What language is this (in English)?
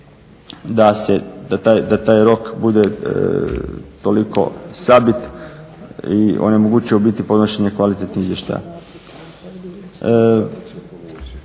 Croatian